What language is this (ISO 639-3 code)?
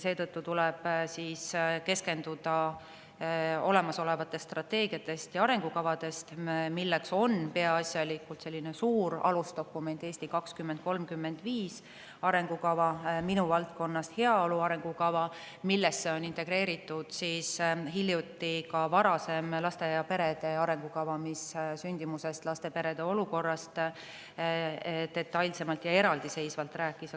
est